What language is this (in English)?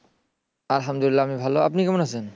Bangla